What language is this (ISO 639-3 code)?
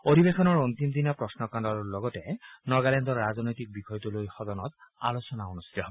asm